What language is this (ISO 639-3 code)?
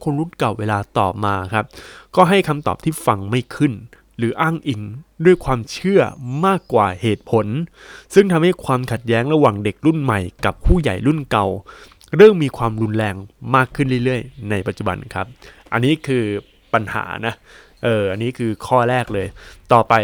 tha